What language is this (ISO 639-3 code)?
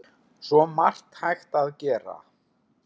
isl